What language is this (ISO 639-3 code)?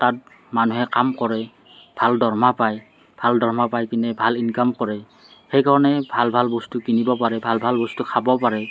asm